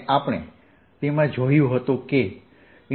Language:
Gujarati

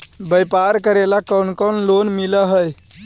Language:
Magahi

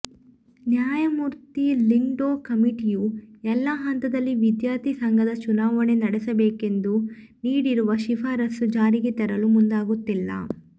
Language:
Kannada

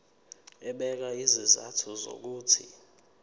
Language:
Zulu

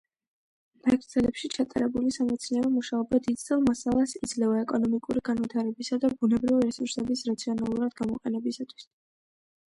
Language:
Georgian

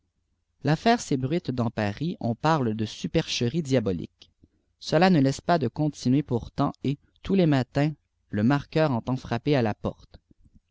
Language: French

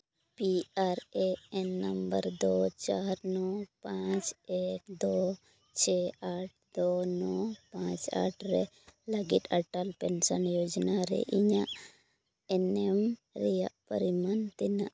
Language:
Santali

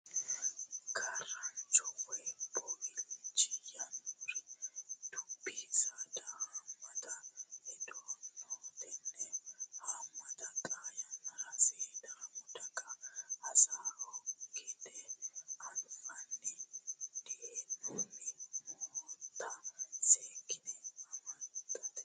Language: Sidamo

